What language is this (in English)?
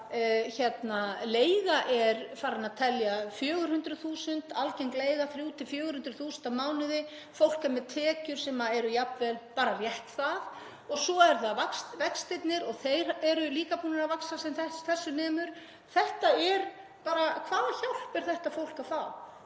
Icelandic